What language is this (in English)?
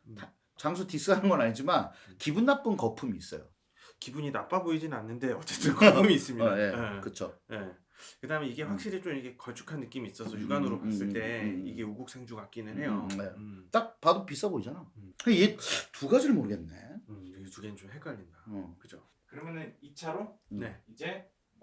Korean